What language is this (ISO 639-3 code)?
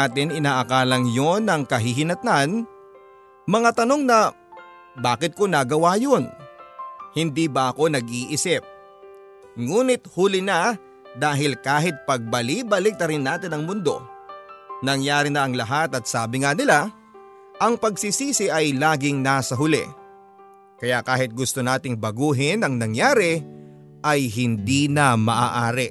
fil